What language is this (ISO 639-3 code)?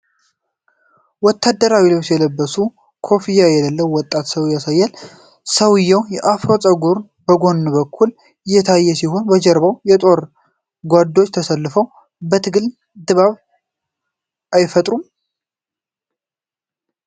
amh